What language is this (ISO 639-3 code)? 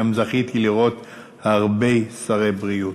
heb